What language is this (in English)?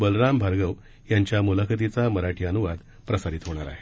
Marathi